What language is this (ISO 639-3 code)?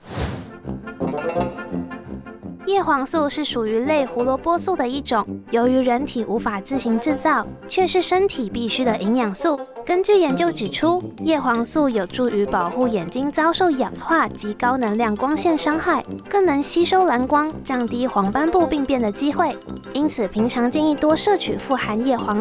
zho